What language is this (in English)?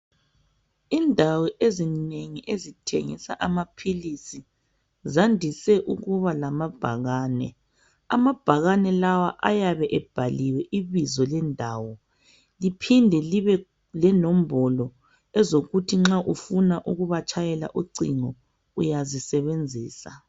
North Ndebele